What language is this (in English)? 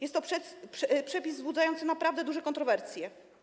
Polish